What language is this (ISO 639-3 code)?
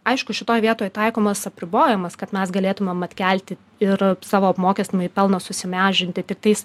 lit